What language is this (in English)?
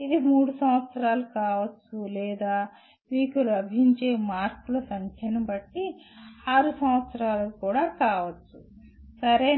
Telugu